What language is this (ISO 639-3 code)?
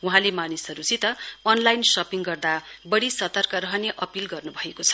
nep